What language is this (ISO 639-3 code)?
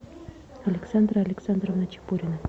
rus